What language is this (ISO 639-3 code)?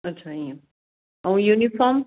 snd